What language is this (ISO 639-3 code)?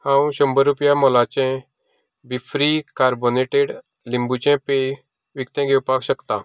kok